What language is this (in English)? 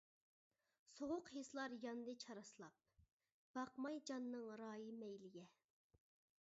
Uyghur